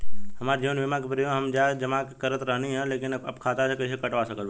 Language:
Bhojpuri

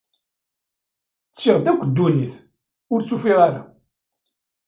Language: Kabyle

